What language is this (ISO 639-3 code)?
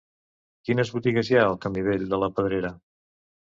cat